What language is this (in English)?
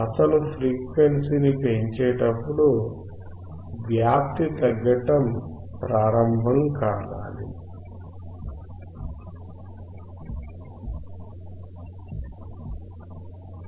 Telugu